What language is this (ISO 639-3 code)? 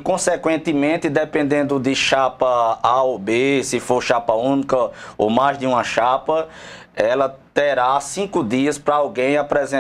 por